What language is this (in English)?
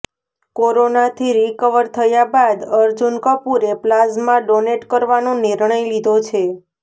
Gujarati